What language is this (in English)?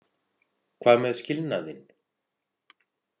Icelandic